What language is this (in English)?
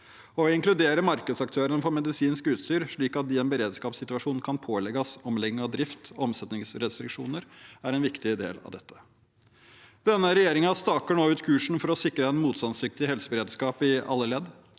Norwegian